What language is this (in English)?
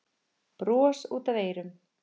Icelandic